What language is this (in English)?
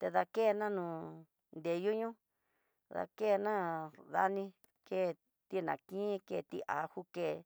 Tidaá Mixtec